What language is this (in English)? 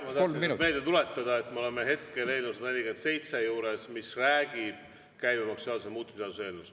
Estonian